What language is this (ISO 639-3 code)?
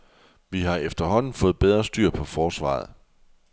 dan